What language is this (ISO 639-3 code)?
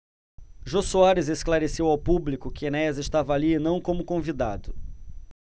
por